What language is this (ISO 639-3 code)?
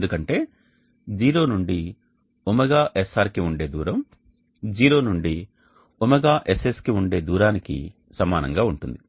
tel